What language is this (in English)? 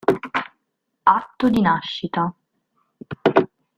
Italian